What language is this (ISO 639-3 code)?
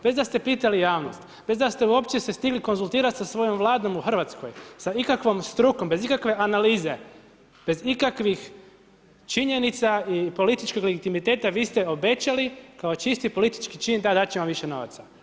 hrv